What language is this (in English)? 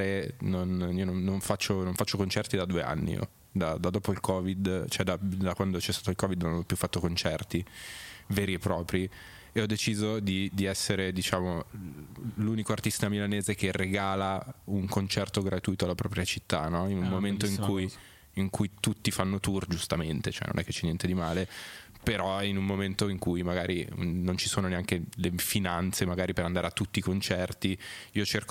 Italian